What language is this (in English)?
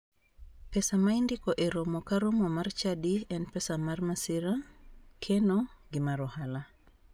Luo (Kenya and Tanzania)